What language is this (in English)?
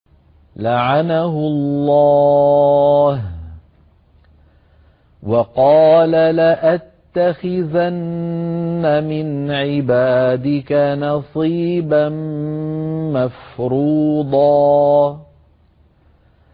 Arabic